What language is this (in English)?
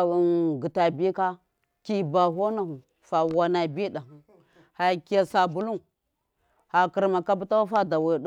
Miya